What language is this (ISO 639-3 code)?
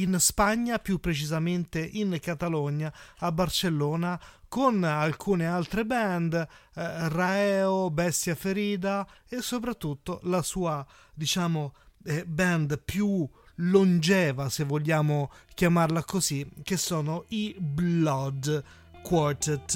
ita